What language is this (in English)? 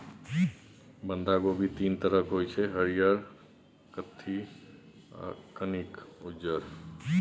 Maithili